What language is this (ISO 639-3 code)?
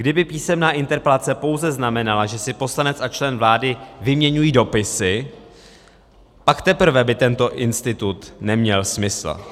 ces